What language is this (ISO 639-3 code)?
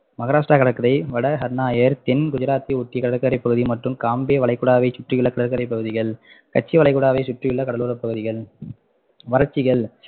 tam